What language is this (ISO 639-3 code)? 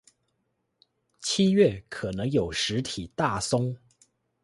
zho